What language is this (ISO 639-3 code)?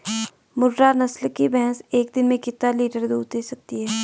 hin